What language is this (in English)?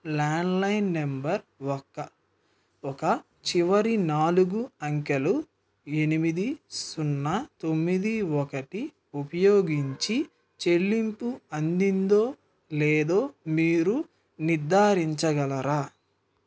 Telugu